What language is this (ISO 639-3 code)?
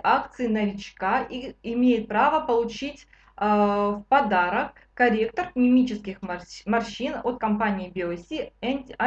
rus